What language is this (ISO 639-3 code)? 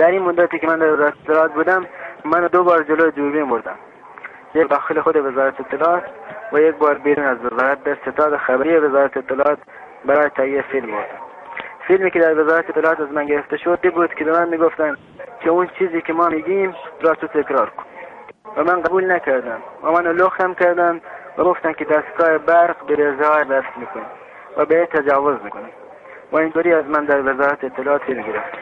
fas